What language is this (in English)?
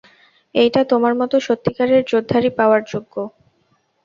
Bangla